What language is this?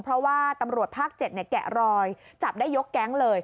Thai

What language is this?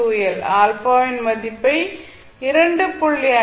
Tamil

